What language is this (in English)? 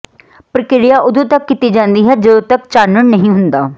Punjabi